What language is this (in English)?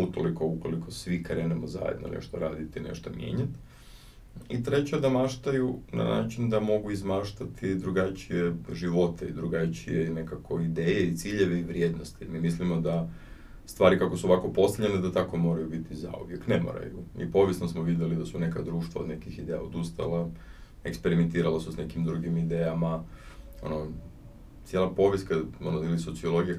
Croatian